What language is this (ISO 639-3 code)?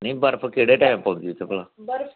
doi